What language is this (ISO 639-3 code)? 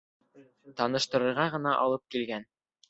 bak